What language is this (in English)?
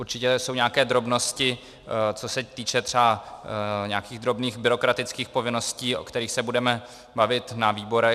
Czech